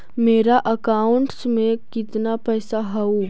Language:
Magahi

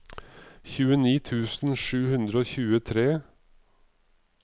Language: Norwegian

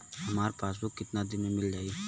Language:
Bhojpuri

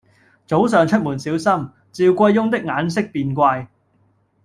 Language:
Cantonese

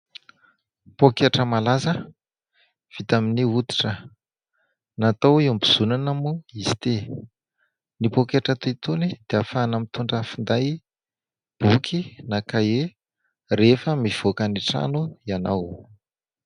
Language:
Malagasy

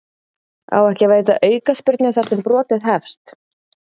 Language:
Icelandic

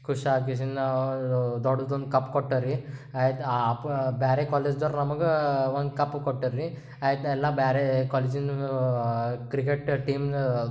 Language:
Kannada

